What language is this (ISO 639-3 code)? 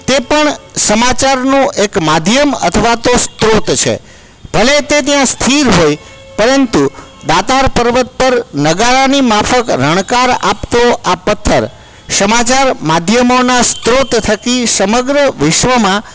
guj